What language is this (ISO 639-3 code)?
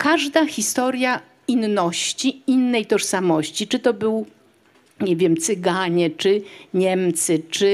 pol